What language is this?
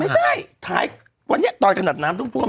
Thai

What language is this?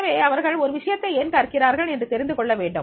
Tamil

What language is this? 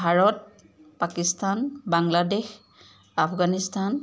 Assamese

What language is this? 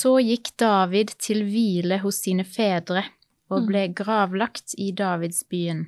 Danish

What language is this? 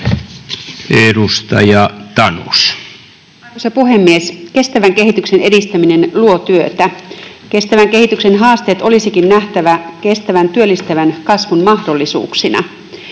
Finnish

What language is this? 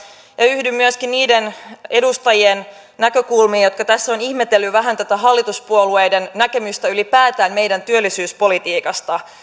Finnish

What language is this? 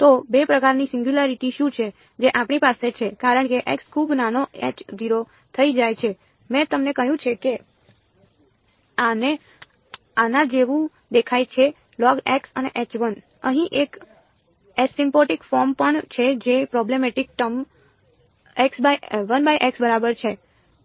Gujarati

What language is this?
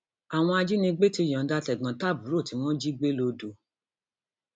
Yoruba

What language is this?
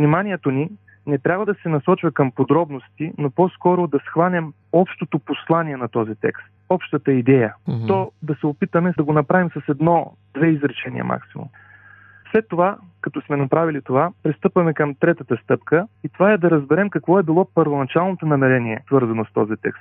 Bulgarian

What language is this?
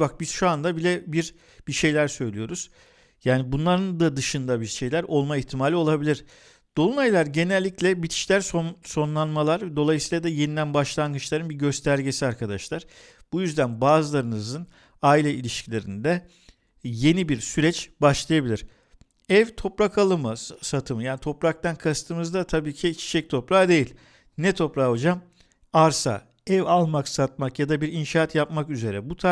Turkish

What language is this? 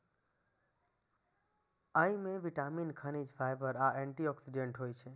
Maithili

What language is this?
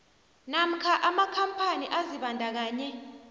South Ndebele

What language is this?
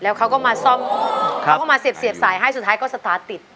Thai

